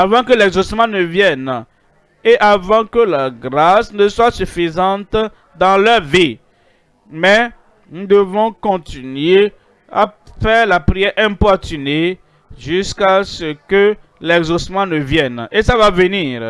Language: French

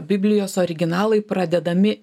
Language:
Lithuanian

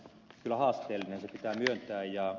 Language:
Finnish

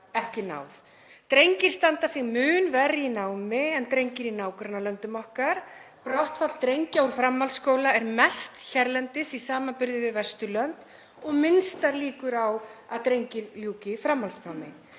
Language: Icelandic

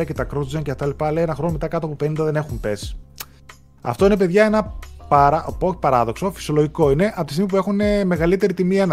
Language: Greek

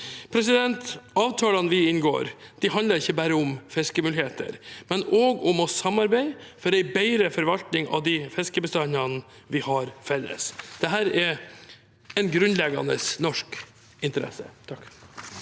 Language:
Norwegian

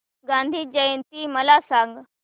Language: Marathi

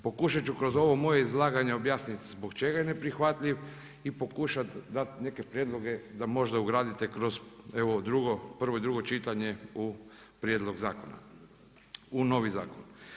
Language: Croatian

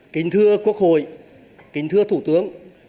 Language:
Vietnamese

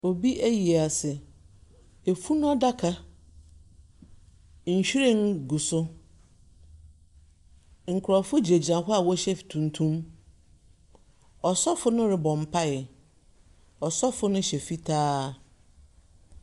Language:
Akan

